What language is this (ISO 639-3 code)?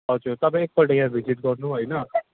nep